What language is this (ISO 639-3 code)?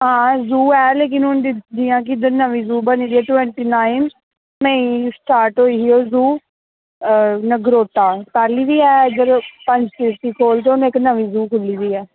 doi